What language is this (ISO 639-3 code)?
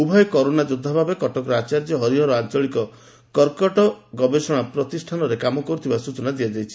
ori